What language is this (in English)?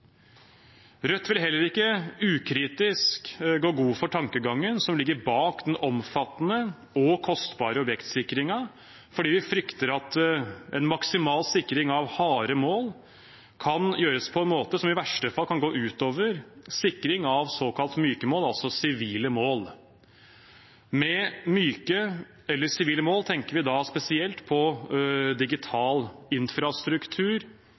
Norwegian Bokmål